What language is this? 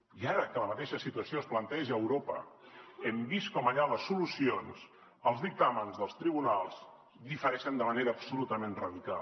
Catalan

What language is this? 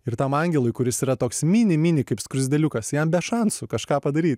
Lithuanian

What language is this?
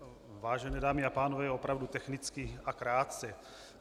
Czech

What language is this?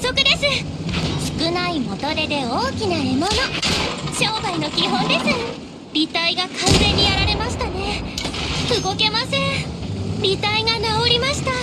Japanese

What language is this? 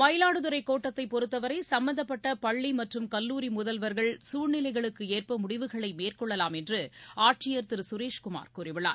Tamil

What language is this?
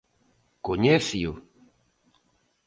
Galician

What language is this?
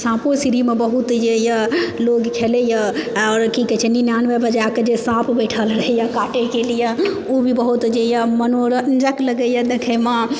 Maithili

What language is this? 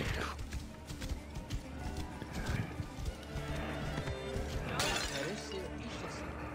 German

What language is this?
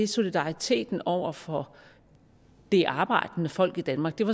Danish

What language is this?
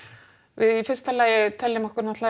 Icelandic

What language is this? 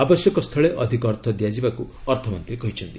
Odia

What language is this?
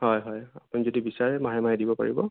Assamese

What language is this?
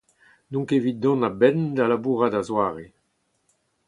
Breton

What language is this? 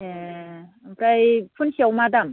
Bodo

